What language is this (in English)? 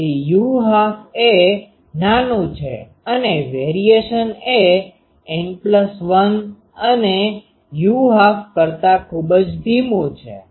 Gujarati